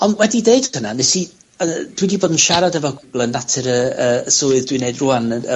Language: Welsh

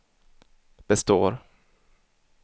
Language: Swedish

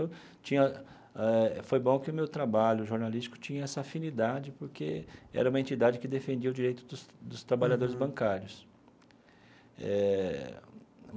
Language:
Portuguese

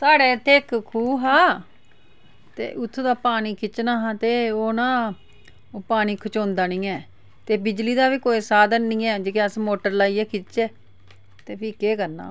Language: Dogri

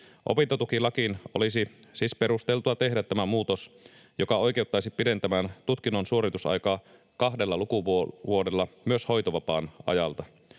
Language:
Finnish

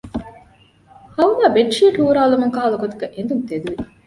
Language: Divehi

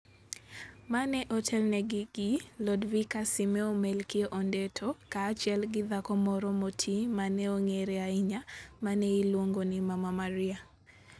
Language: Luo (Kenya and Tanzania)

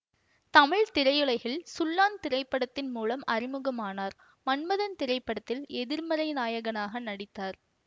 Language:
Tamil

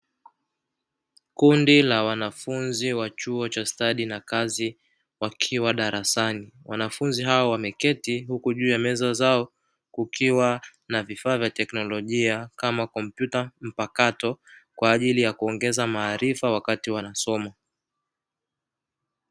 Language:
Swahili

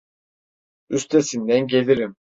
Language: Turkish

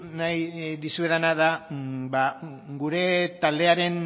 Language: Basque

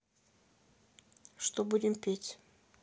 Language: Russian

